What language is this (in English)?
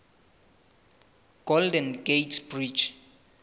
Southern Sotho